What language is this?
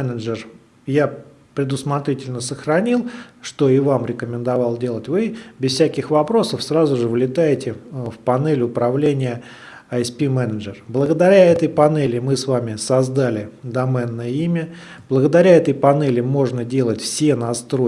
Russian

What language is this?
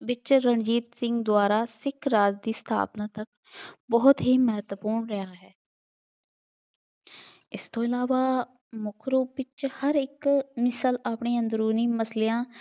Punjabi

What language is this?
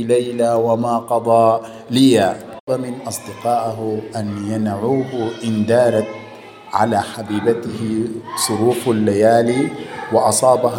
Arabic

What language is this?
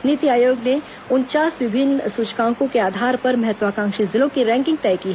Hindi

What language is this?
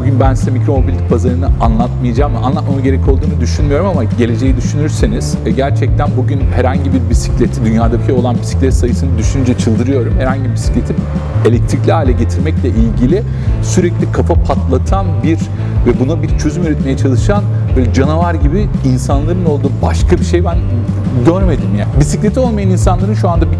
Turkish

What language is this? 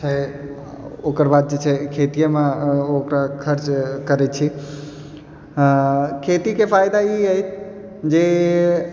Maithili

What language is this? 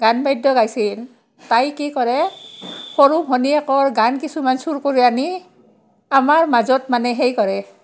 Assamese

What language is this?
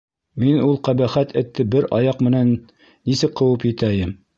Bashkir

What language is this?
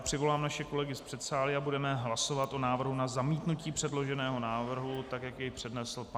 Czech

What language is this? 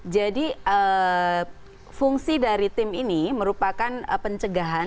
Indonesian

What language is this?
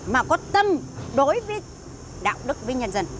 Vietnamese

